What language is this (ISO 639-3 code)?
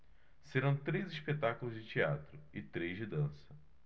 por